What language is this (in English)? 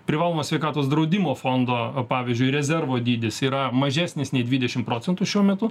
Lithuanian